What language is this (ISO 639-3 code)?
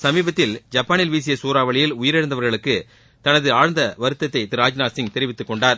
tam